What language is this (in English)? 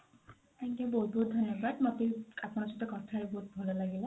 Odia